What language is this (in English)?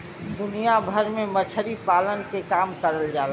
Bhojpuri